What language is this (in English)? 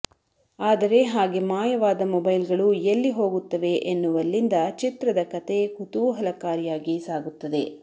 Kannada